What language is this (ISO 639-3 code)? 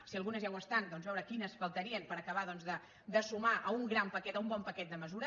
cat